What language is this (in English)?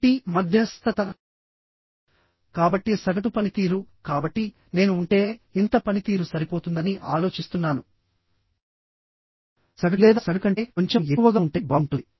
Telugu